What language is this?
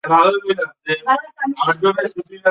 Bangla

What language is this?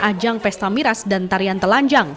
Indonesian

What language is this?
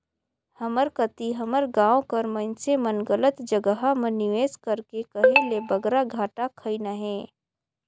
Chhattisgarhi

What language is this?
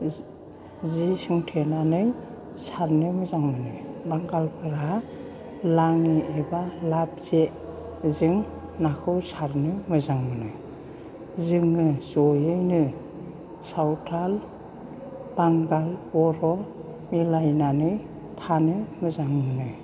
Bodo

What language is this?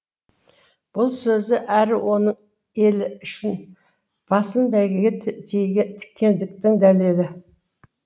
Kazakh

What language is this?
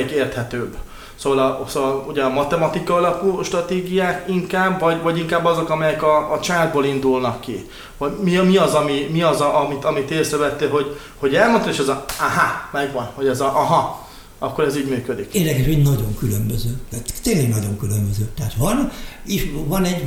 Hungarian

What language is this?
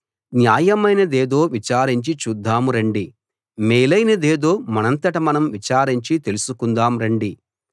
Telugu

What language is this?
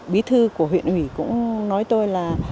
Vietnamese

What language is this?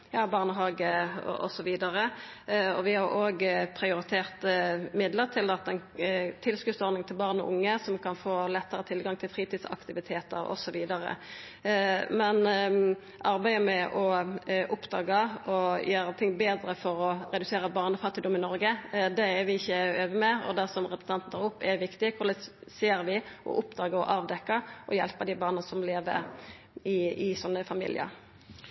Norwegian Nynorsk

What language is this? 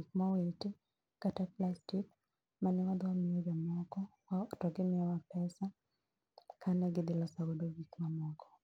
Luo (Kenya and Tanzania)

